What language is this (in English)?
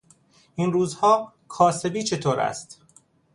Persian